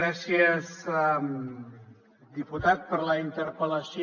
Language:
Catalan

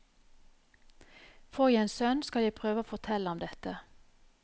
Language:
Norwegian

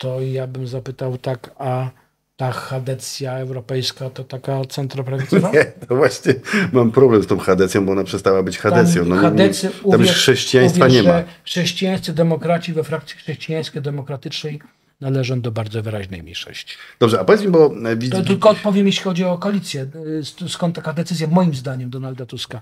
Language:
Polish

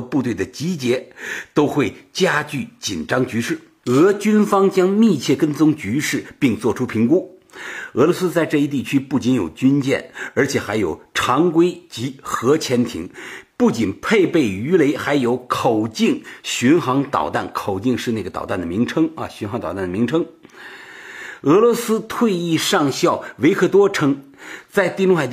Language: Chinese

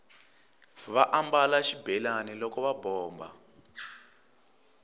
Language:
Tsonga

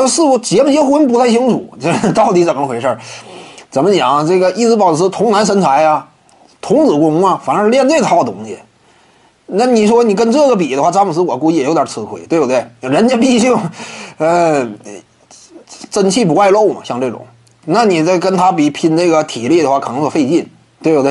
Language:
Chinese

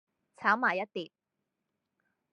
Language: Cantonese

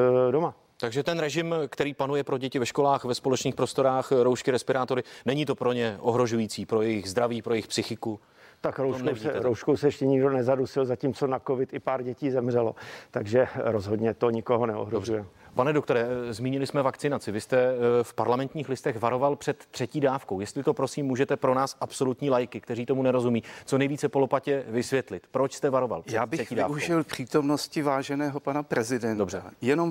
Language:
Czech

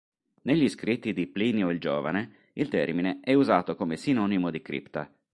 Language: Italian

